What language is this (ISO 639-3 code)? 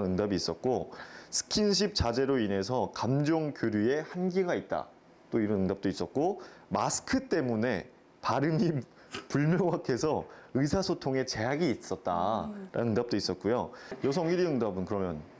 kor